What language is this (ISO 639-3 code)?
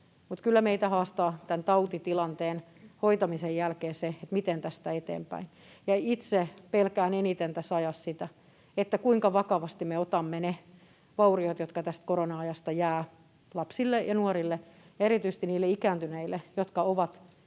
fin